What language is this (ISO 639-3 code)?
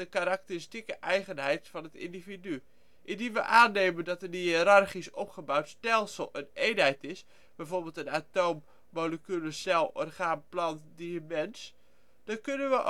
nld